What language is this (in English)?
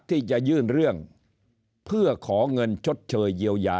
Thai